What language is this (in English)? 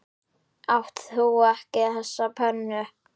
Icelandic